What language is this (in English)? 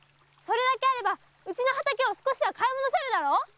Japanese